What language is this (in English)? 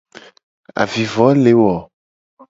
Gen